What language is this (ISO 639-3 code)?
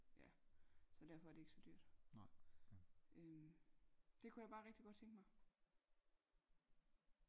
dan